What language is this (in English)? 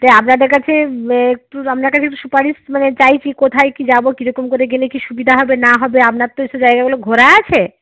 Bangla